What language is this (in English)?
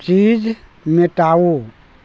Maithili